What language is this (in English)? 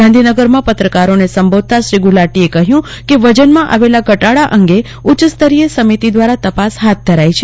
Gujarati